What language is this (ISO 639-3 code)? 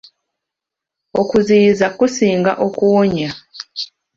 lug